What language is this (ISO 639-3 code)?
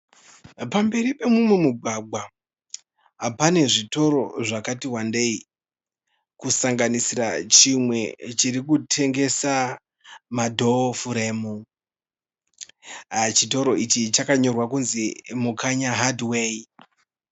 sna